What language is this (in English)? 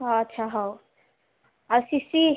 Odia